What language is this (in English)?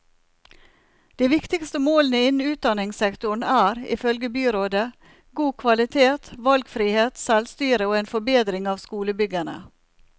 Norwegian